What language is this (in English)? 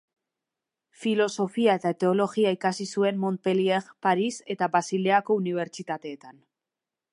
Basque